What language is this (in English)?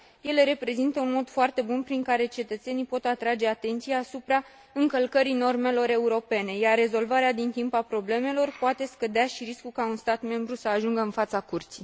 Romanian